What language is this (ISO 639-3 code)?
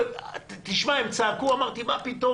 heb